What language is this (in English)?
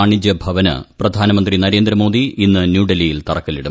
Malayalam